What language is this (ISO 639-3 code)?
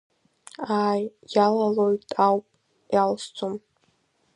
abk